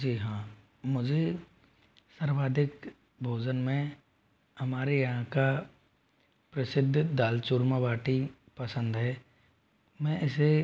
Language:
Hindi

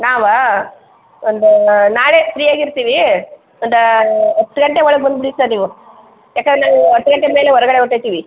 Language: Kannada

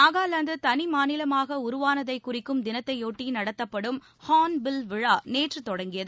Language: Tamil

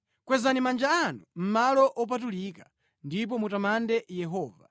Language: Nyanja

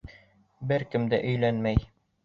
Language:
Bashkir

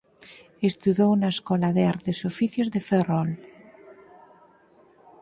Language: Galician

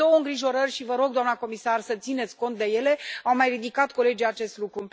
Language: Romanian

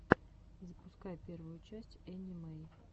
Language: Russian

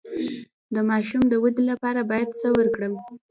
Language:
Pashto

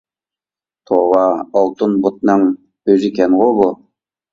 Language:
Uyghur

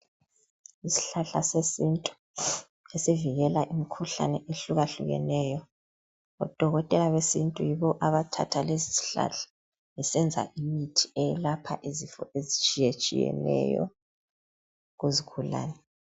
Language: North Ndebele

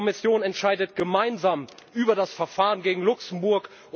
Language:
German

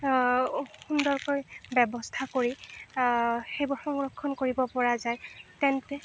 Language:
Assamese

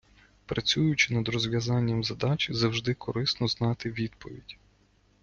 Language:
Ukrainian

